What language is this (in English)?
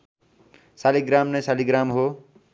Nepali